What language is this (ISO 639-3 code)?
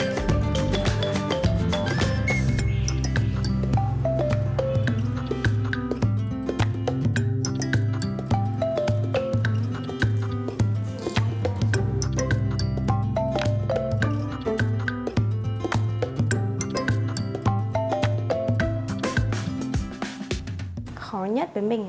vie